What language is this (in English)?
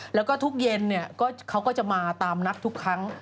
Thai